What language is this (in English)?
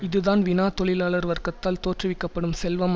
Tamil